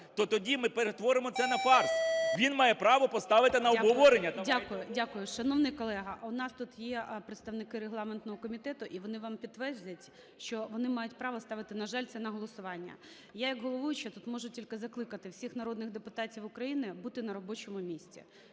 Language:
Ukrainian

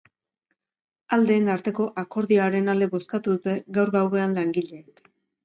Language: Basque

